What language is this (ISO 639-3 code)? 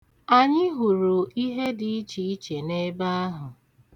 ibo